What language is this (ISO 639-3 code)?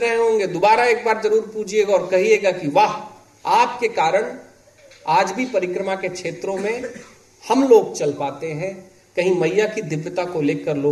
hin